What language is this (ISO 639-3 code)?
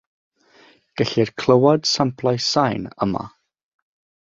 cym